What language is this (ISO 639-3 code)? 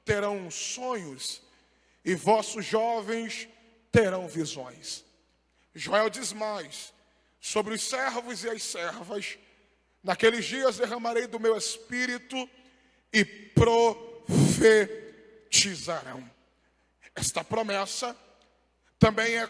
por